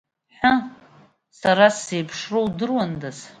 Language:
Abkhazian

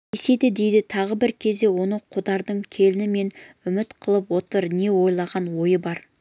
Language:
Kazakh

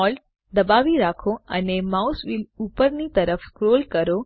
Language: Gujarati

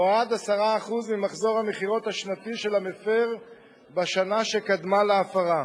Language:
Hebrew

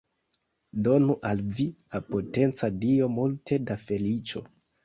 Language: Esperanto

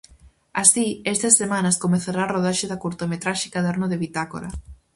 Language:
Galician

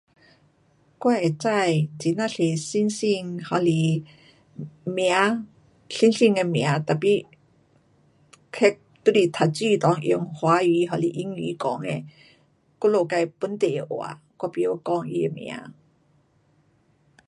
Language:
Pu-Xian Chinese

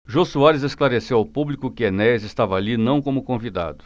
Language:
Portuguese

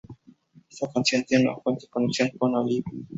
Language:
Spanish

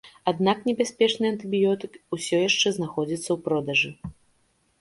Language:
Belarusian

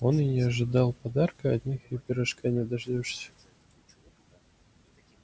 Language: Russian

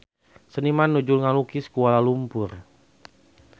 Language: Sundanese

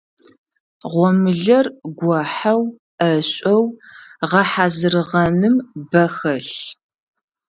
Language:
Adyghe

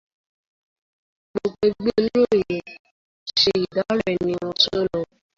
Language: Yoruba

